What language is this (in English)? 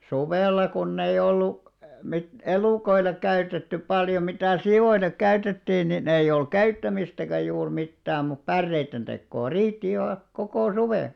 Finnish